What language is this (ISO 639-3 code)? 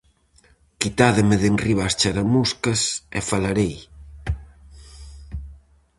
glg